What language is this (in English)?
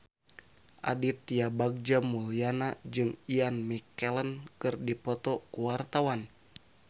Sundanese